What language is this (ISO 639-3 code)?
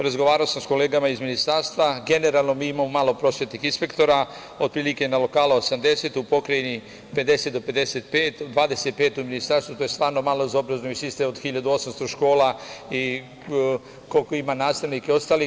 srp